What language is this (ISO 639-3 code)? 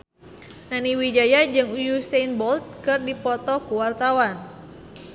sun